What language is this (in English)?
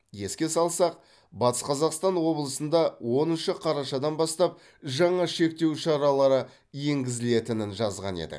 Kazakh